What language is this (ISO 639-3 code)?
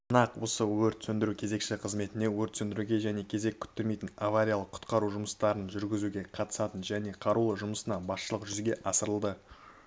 kaz